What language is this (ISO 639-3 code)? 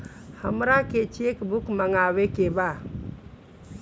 bho